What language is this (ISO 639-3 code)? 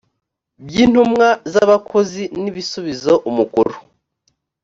kin